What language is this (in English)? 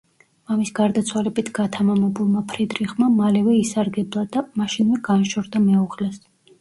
Georgian